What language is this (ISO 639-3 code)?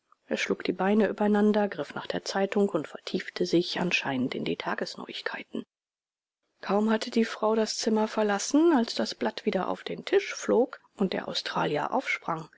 deu